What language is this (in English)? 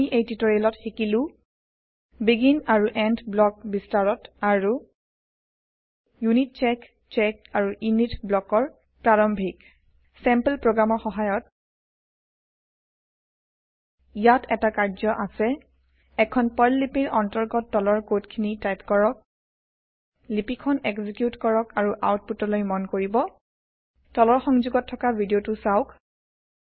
Assamese